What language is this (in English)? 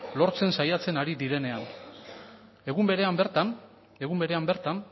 Basque